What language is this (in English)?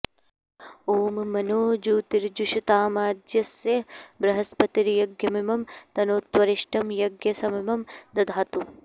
Sanskrit